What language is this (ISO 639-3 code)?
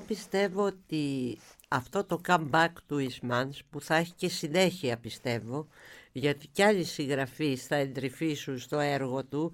ell